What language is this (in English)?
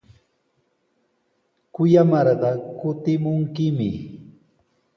Sihuas Ancash Quechua